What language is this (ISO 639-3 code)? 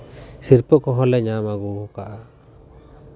sat